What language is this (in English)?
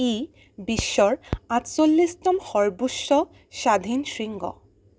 Assamese